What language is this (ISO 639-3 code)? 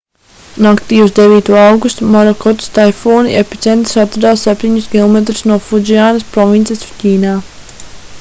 lav